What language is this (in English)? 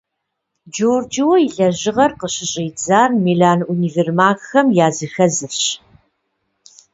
Kabardian